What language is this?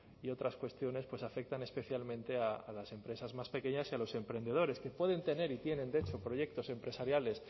Spanish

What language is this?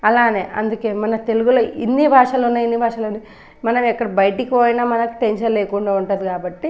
Telugu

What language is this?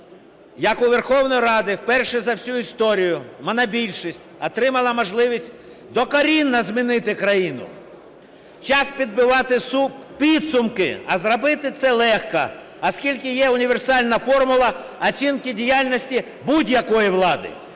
Ukrainian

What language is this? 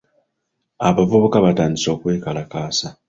Ganda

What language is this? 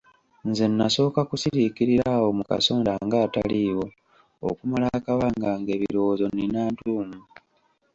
Ganda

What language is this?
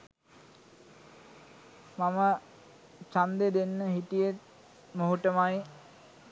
Sinhala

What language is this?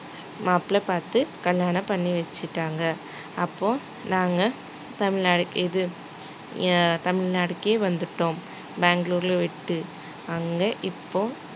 Tamil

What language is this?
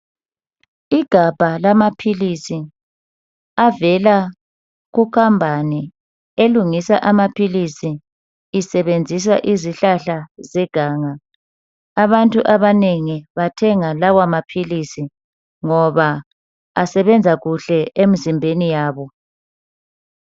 North Ndebele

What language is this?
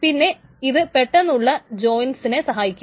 Malayalam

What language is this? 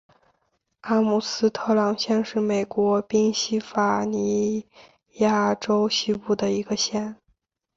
Chinese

